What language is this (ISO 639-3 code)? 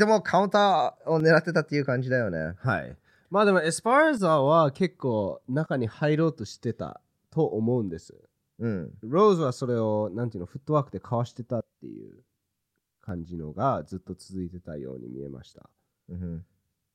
jpn